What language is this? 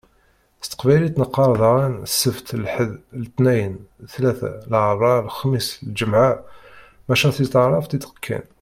Kabyle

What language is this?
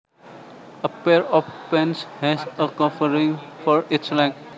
Javanese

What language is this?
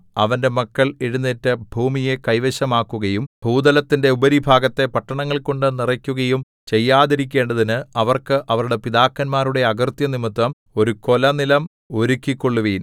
Malayalam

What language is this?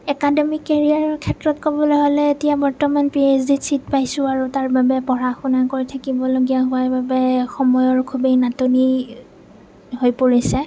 Assamese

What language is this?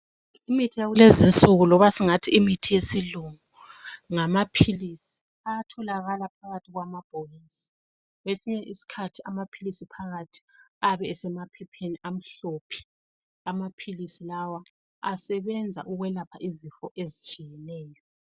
North Ndebele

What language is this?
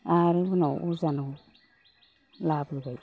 Bodo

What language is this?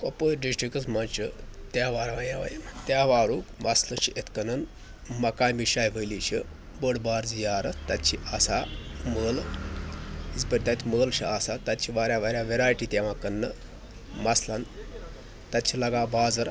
Kashmiri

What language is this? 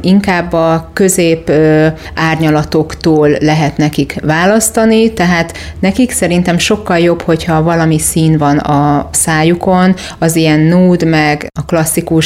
Hungarian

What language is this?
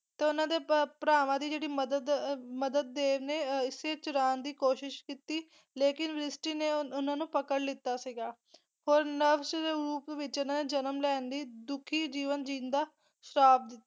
Punjabi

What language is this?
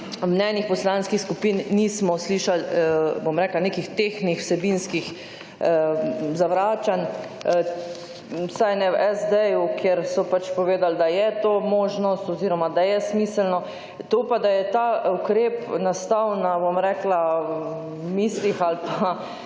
Slovenian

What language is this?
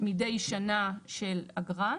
Hebrew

